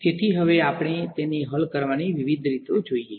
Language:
Gujarati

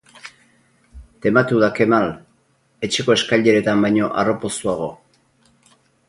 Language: Basque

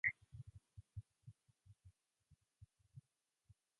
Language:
Japanese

